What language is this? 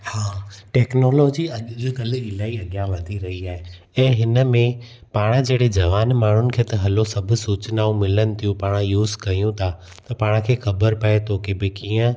Sindhi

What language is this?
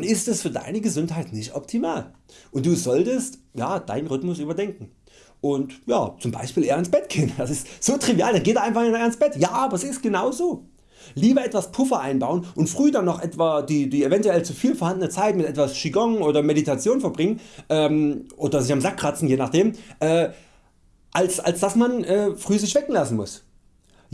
German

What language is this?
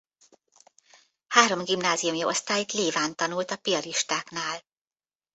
Hungarian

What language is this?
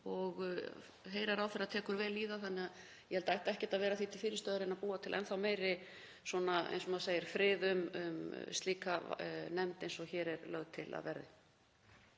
Icelandic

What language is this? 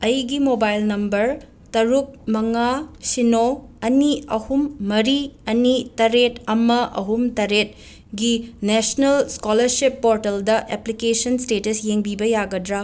Manipuri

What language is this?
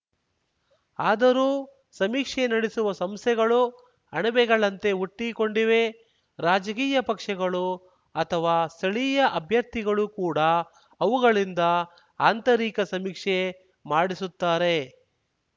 Kannada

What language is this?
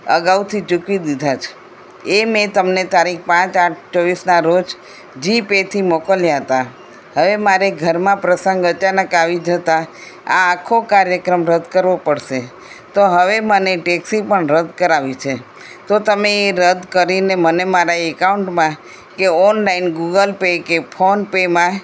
Gujarati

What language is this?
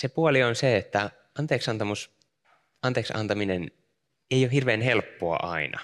Finnish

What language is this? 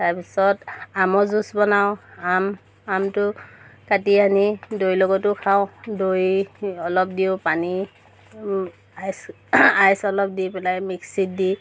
Assamese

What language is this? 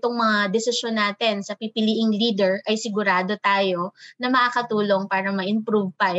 Filipino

